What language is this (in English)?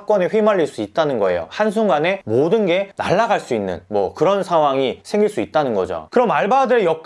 Korean